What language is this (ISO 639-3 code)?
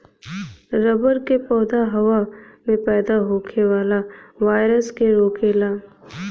bho